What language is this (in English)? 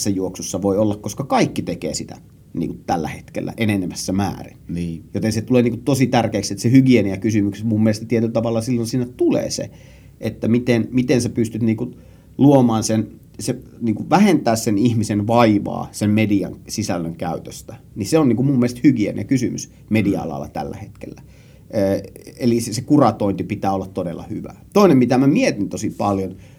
Finnish